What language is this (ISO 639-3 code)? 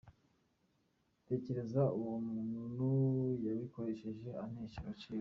kin